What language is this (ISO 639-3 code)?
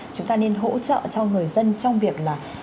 vie